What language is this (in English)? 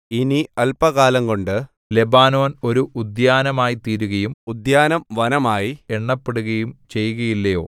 Malayalam